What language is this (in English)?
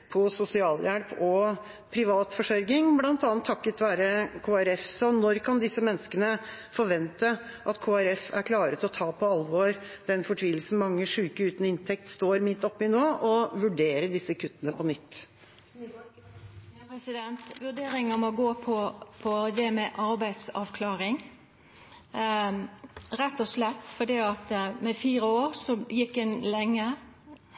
Norwegian